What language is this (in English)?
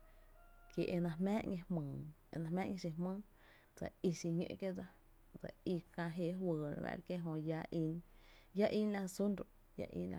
Tepinapa Chinantec